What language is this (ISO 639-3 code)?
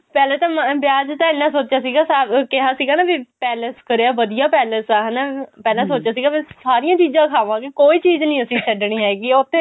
pan